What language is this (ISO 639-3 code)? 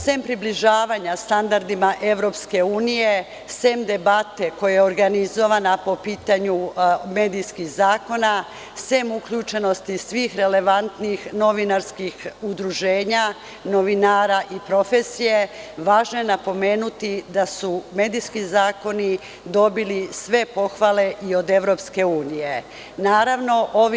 srp